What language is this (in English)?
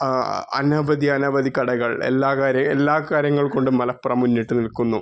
Malayalam